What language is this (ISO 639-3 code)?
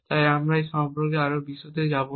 ben